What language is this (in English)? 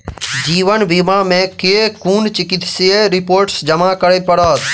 Maithili